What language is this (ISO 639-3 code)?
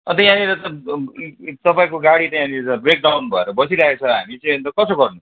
nep